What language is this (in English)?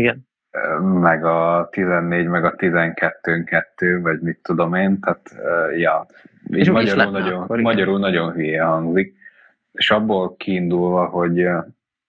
Hungarian